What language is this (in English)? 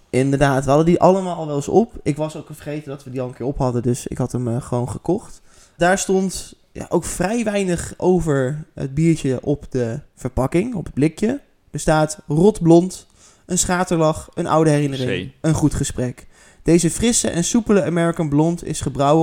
Dutch